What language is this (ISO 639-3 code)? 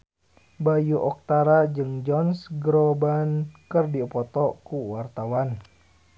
sun